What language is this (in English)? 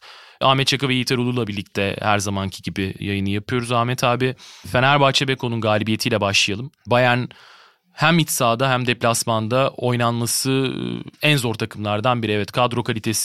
Turkish